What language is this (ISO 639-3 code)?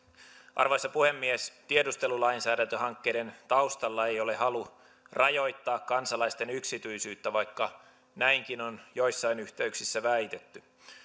fin